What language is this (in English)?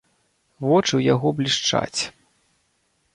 Belarusian